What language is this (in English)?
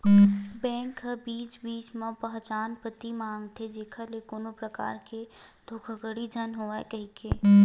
Chhattisgarhi